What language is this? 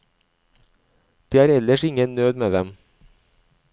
Norwegian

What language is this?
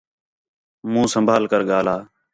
Khetrani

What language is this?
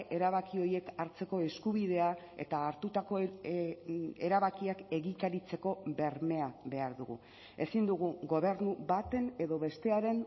Basque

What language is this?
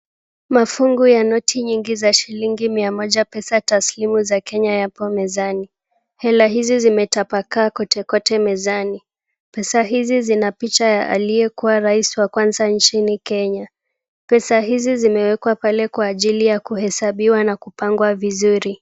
Swahili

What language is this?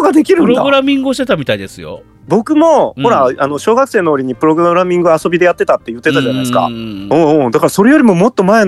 Japanese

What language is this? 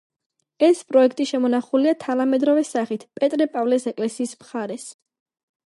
Georgian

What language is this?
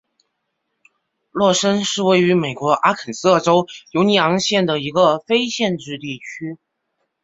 Chinese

